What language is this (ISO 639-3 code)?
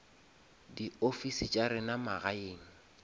nso